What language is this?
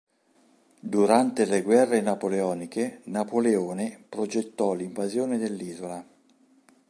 Italian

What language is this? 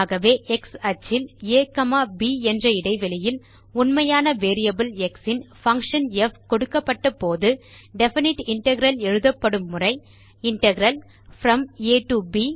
Tamil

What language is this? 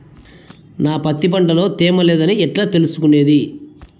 Telugu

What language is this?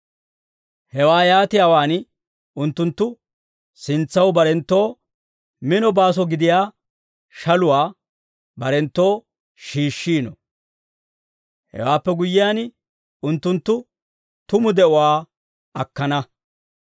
Dawro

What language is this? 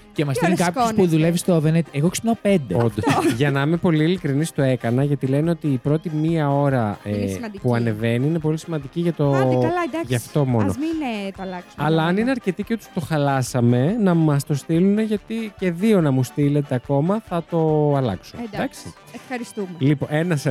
Greek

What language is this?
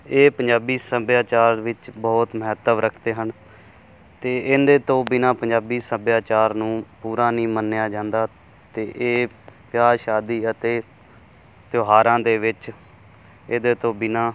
Punjabi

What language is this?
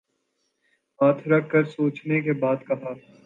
Urdu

